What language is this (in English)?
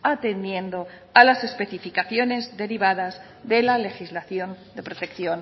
Spanish